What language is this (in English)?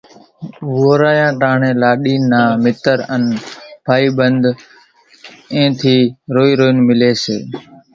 Kachi Koli